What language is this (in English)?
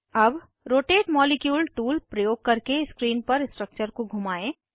Hindi